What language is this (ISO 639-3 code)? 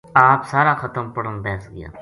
gju